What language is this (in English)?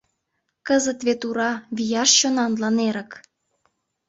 Mari